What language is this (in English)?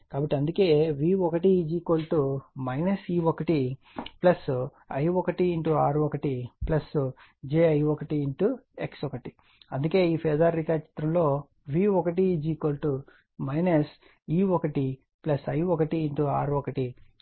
Telugu